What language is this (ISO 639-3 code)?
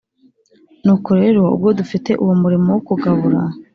kin